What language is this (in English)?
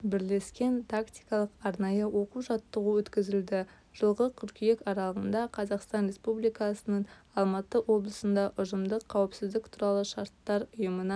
Kazakh